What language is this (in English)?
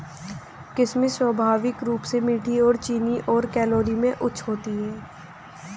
Hindi